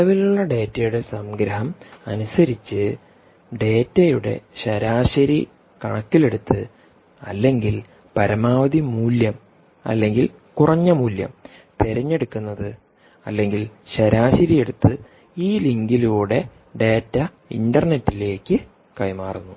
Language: Malayalam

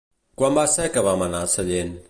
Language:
Catalan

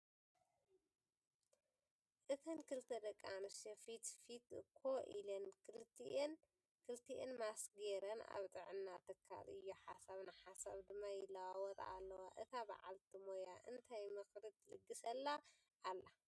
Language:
Tigrinya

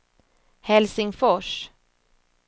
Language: Swedish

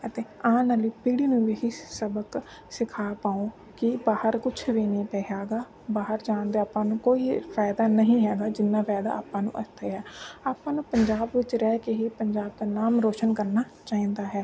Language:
Punjabi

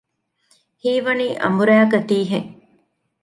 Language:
Divehi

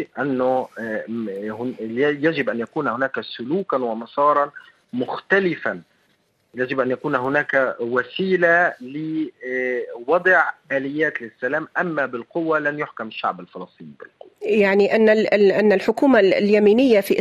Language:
Arabic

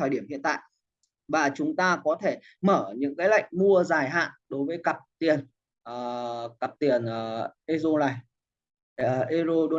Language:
Vietnamese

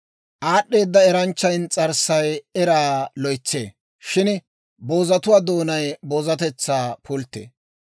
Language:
Dawro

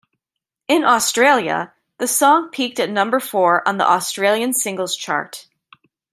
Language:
English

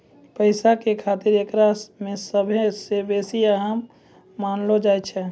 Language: Maithili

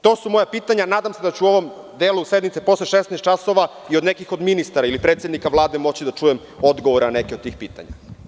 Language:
Serbian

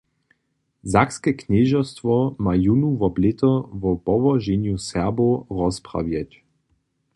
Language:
Upper Sorbian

